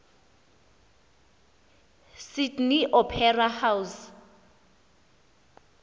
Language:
Xhosa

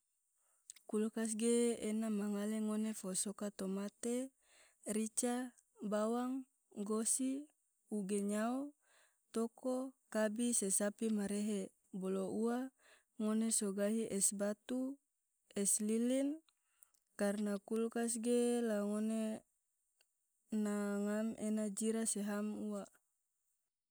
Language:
Tidore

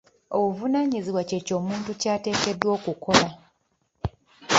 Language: Ganda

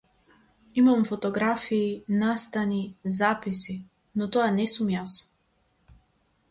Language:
Macedonian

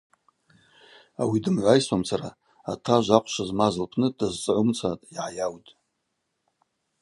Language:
Abaza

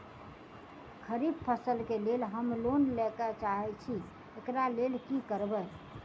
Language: Maithili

